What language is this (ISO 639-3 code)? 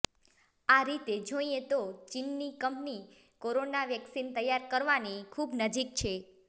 guj